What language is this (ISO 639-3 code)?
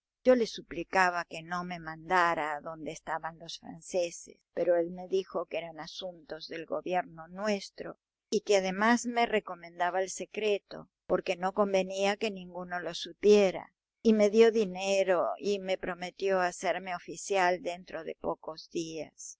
spa